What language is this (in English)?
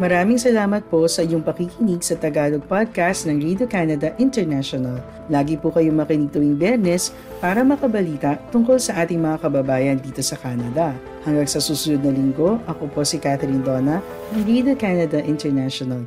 Filipino